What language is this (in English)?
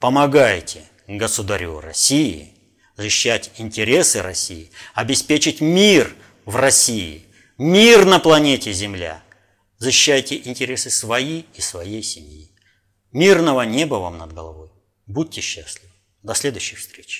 Russian